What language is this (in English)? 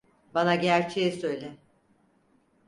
Turkish